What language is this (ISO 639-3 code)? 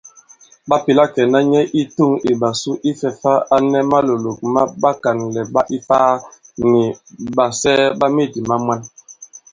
abb